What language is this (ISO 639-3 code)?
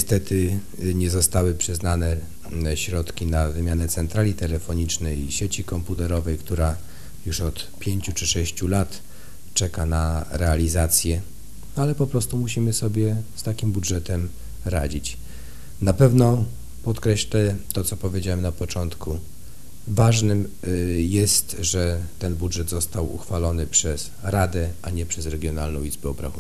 pol